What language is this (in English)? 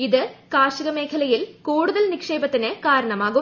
Malayalam